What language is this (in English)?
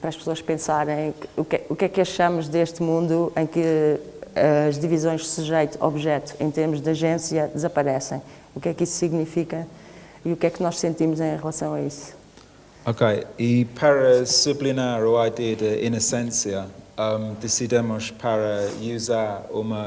Portuguese